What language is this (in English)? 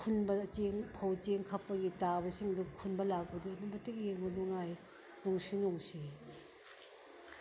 Manipuri